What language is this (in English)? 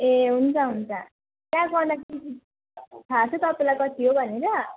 Nepali